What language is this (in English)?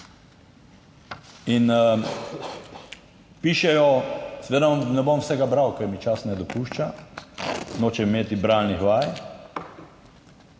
Slovenian